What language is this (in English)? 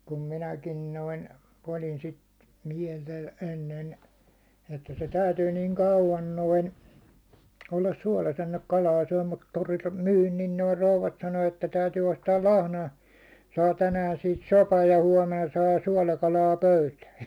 Finnish